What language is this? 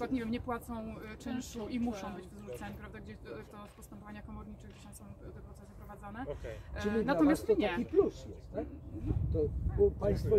Polish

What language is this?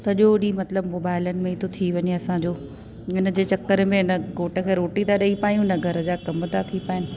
Sindhi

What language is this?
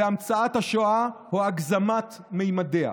Hebrew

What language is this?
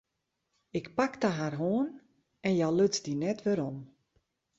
Western Frisian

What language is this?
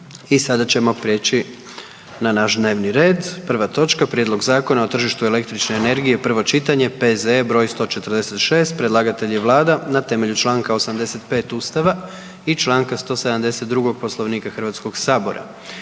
Croatian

